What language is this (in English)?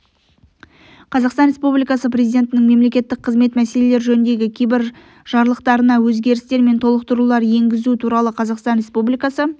Kazakh